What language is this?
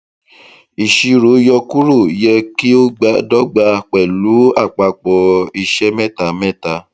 Yoruba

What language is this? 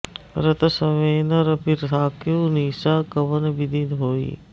Sanskrit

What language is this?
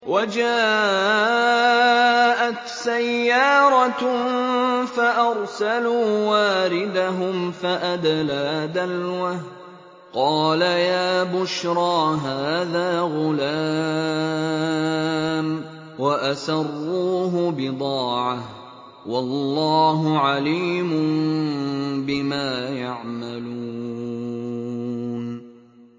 Arabic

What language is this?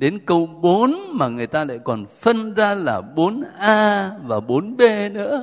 Vietnamese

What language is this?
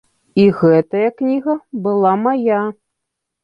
Belarusian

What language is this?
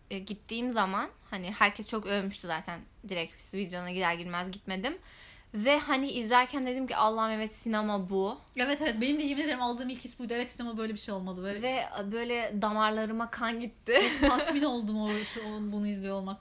Turkish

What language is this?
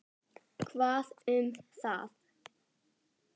Icelandic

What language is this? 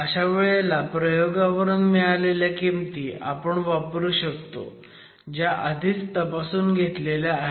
Marathi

